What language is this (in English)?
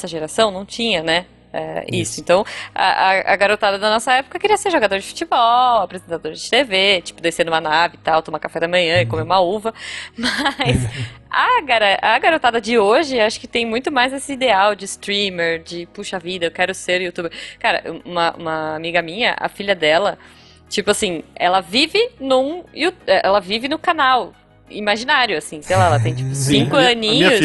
Portuguese